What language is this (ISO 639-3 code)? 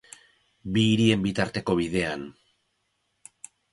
eus